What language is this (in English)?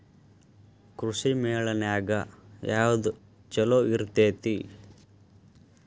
Kannada